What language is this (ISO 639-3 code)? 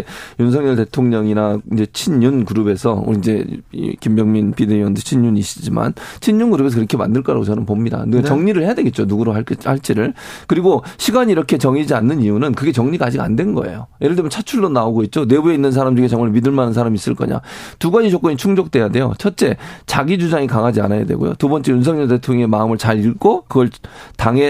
kor